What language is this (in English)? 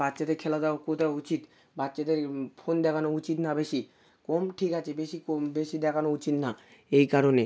Bangla